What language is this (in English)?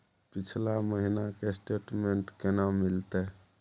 Maithili